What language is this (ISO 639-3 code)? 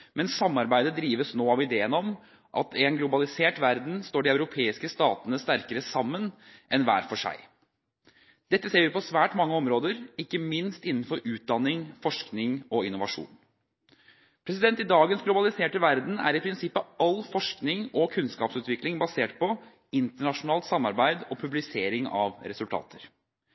nob